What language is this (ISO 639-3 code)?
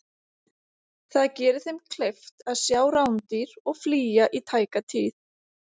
isl